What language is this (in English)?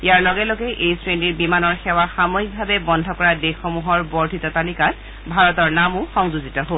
Assamese